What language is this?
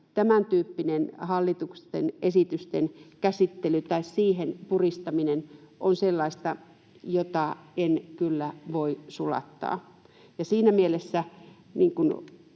Finnish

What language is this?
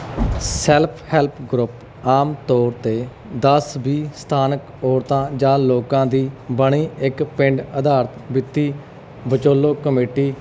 Punjabi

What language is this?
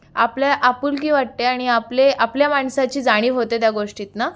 Marathi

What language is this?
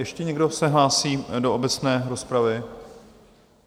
Czech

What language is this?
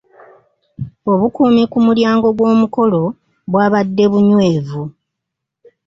Ganda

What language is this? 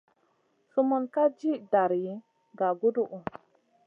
Masana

